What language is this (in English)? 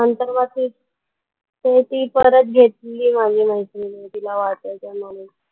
Marathi